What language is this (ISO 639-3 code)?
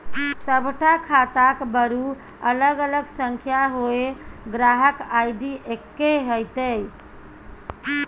mai